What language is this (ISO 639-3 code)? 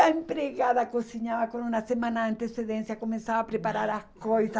por